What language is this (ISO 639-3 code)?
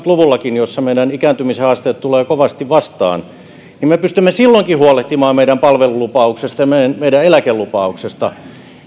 fin